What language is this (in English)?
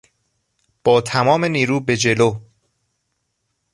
Persian